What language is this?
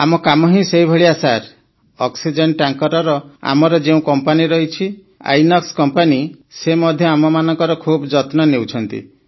Odia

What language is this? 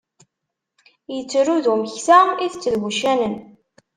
Kabyle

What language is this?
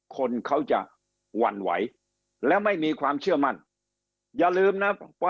Thai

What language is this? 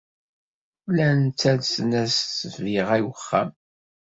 Kabyle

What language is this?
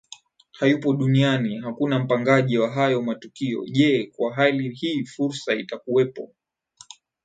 Swahili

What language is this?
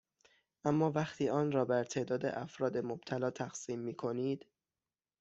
Persian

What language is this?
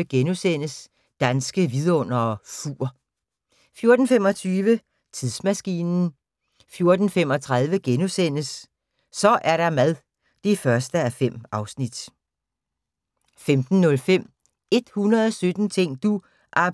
Danish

